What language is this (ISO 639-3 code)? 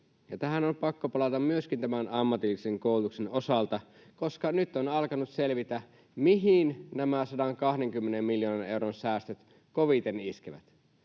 fin